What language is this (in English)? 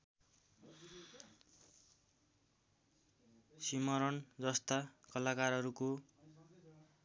Nepali